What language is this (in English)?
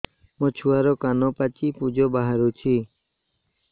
Odia